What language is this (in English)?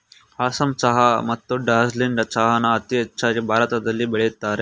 Kannada